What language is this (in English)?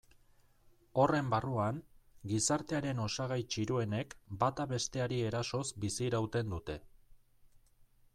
Basque